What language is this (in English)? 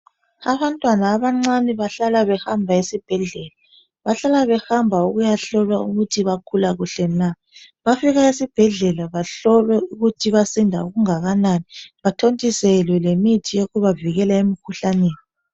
North Ndebele